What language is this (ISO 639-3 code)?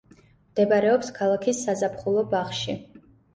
kat